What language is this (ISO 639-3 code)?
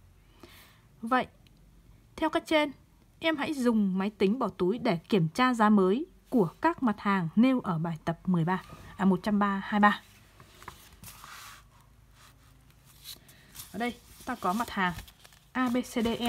vie